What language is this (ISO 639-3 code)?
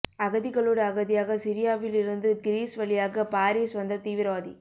tam